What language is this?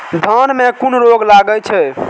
Maithili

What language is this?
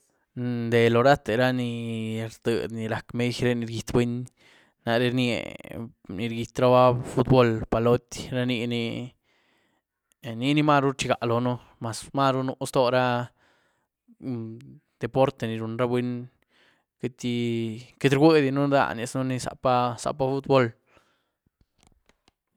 Güilá Zapotec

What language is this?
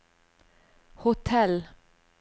Norwegian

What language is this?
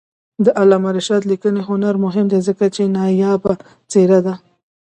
Pashto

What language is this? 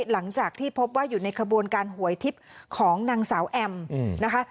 Thai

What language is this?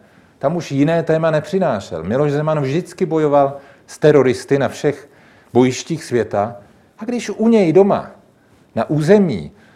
Czech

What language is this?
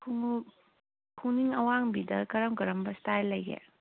Manipuri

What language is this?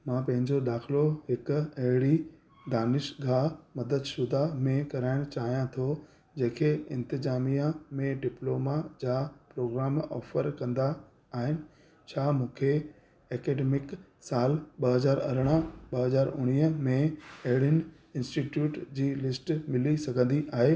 Sindhi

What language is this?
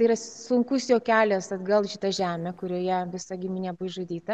Lithuanian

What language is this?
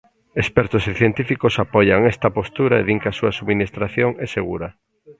Galician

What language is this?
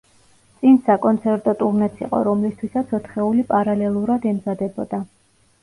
Georgian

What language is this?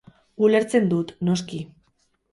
Basque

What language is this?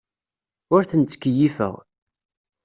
Kabyle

